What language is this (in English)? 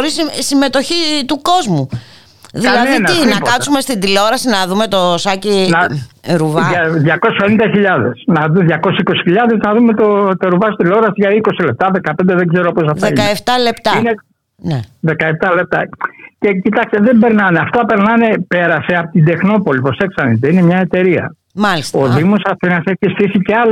Greek